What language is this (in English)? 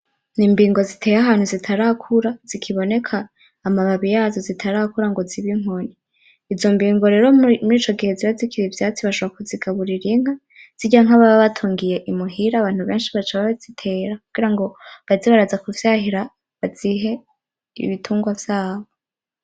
Rundi